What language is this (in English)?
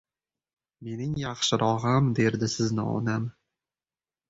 Uzbek